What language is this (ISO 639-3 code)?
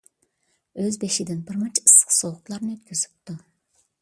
uig